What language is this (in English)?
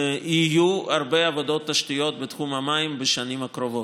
Hebrew